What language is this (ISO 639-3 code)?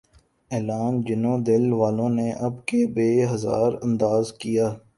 urd